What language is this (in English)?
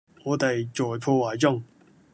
Cantonese